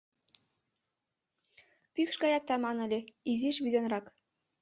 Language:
Mari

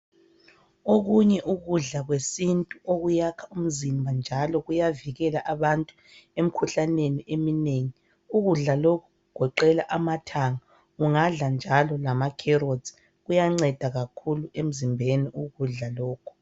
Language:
North Ndebele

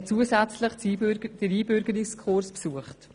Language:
Swiss German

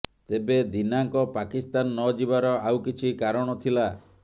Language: Odia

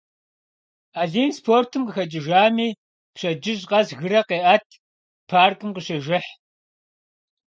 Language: Kabardian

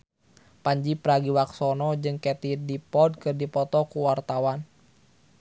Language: Sundanese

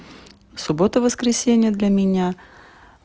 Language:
Russian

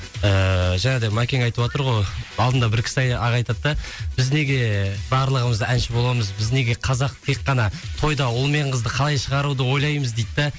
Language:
Kazakh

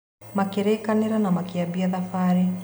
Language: Kikuyu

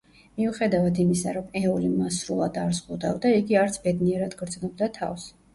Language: Georgian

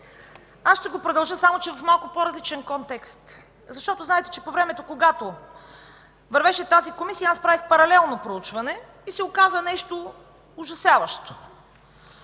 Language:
Bulgarian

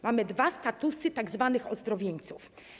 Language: Polish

